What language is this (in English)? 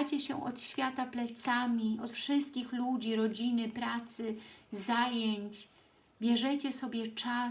Polish